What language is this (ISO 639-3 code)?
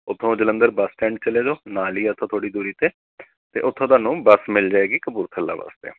pan